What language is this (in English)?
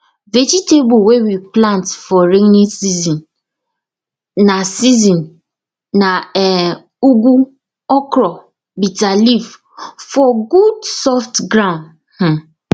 Nigerian Pidgin